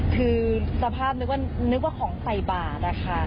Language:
Thai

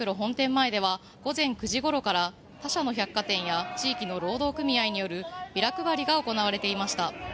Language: Japanese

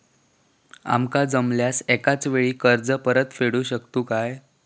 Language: Marathi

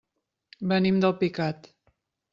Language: Catalan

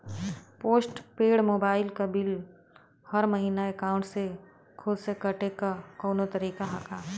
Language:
Bhojpuri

